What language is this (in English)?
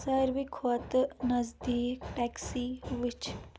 Kashmiri